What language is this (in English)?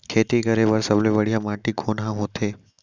Chhattisgarhi